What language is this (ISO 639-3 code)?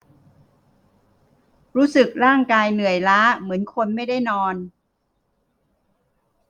tha